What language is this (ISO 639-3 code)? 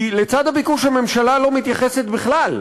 heb